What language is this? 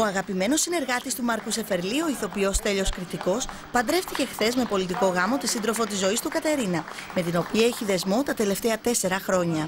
Greek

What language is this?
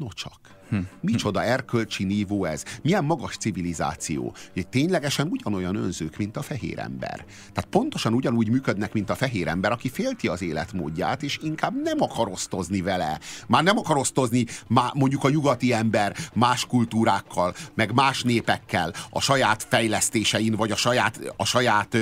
Hungarian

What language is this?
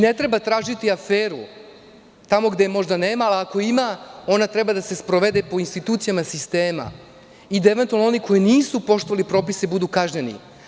Serbian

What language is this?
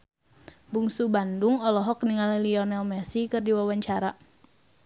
Sundanese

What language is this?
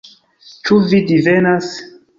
Esperanto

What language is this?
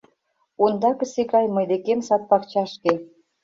Mari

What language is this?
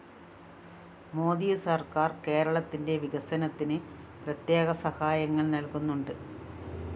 Malayalam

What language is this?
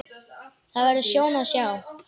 Icelandic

